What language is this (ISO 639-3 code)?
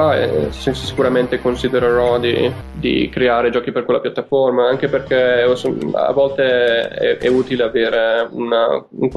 ita